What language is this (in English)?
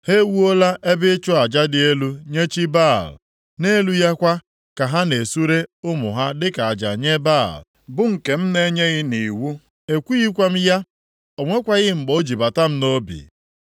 Igbo